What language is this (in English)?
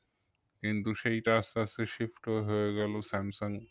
Bangla